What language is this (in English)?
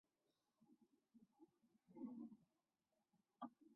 Chinese